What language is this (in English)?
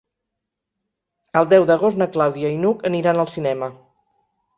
Catalan